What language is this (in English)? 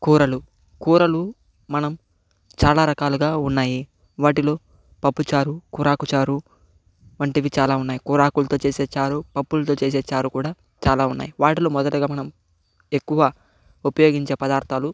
Telugu